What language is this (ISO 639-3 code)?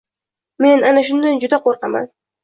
uzb